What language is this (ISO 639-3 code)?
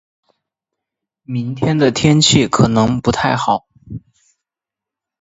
zho